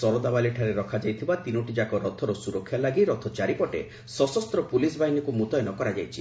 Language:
Odia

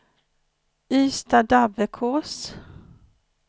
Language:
Swedish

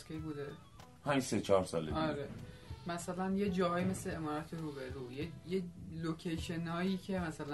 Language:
Persian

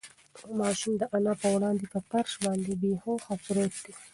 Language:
Pashto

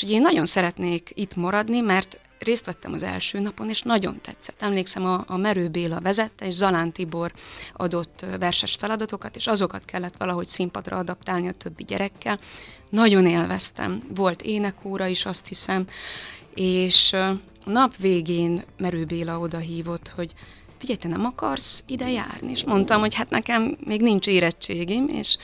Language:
Hungarian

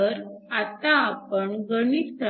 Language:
Marathi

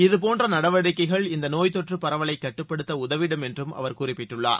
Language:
Tamil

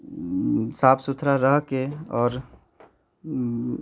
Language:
Maithili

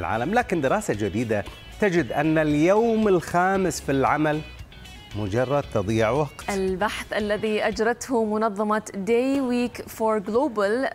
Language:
Arabic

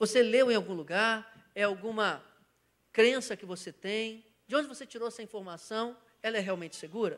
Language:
Portuguese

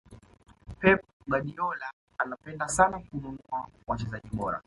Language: Swahili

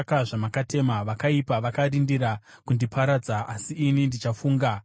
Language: Shona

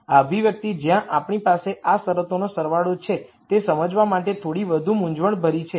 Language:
Gujarati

